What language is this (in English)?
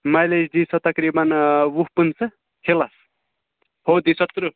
Kashmiri